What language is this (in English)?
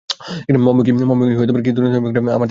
Bangla